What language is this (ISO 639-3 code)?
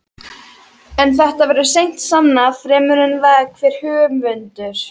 isl